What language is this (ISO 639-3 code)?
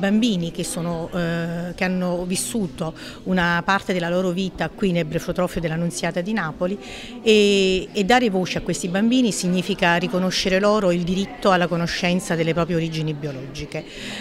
ita